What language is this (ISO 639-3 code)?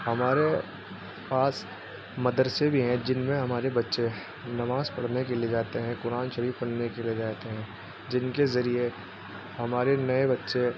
urd